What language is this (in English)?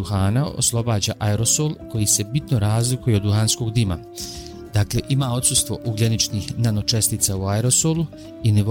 Croatian